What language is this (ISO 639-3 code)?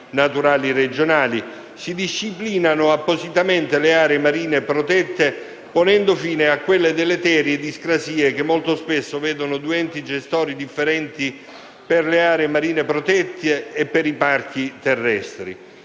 ita